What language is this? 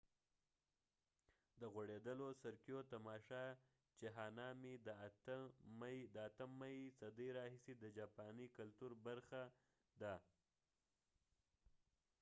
Pashto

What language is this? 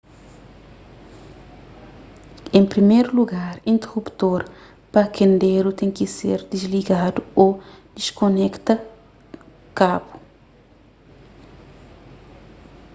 Kabuverdianu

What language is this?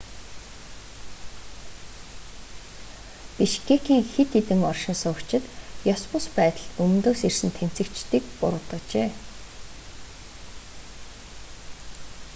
Mongolian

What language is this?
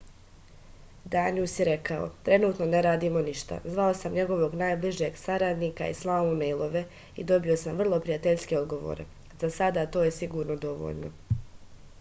Serbian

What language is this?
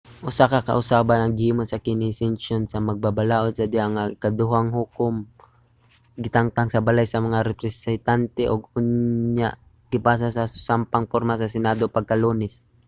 Cebuano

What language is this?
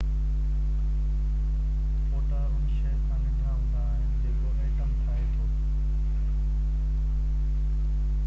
Sindhi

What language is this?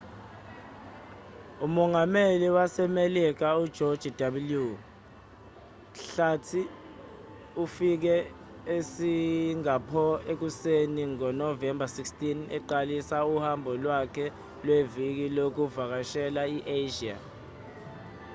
Zulu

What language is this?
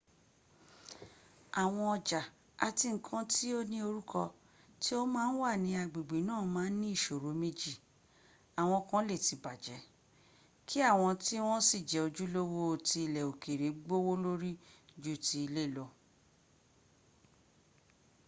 Yoruba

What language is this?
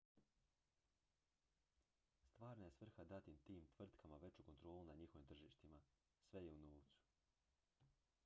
Croatian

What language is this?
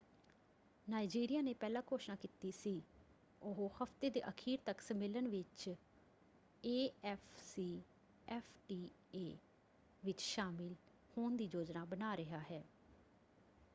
Punjabi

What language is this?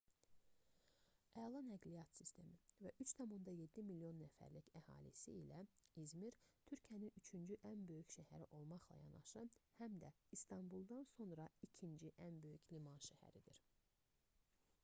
Azerbaijani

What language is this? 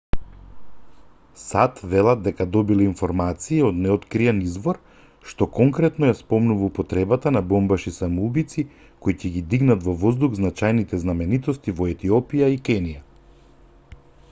Macedonian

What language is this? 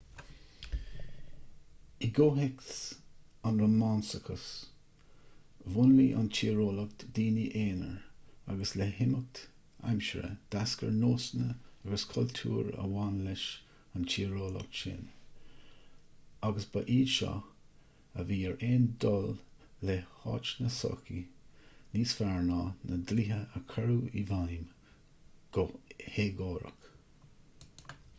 Irish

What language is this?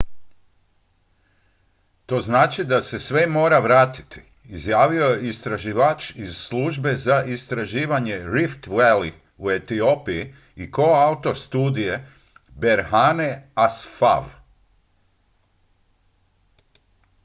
Croatian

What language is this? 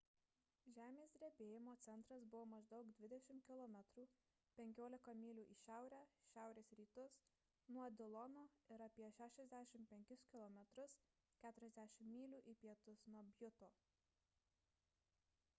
Lithuanian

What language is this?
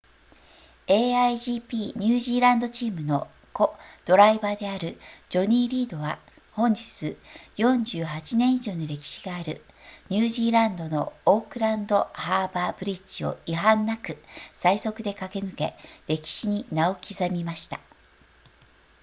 Japanese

